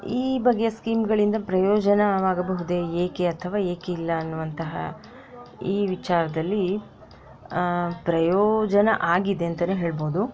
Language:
Kannada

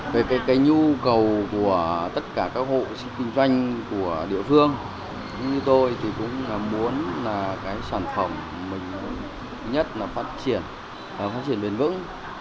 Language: Vietnamese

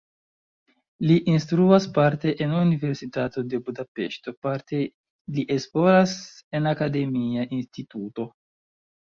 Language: Esperanto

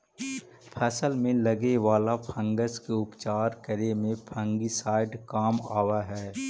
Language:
Magahi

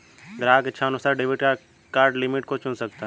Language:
Hindi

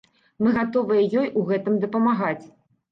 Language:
Belarusian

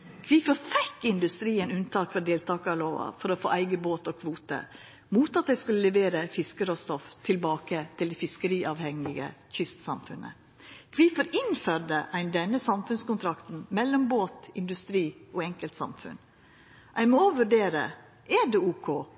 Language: Norwegian Nynorsk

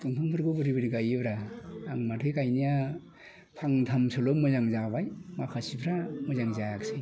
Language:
Bodo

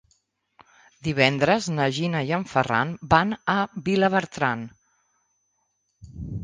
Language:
Catalan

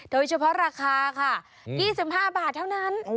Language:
Thai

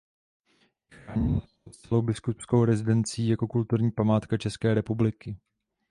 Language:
Czech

